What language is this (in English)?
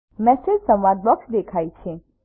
Gujarati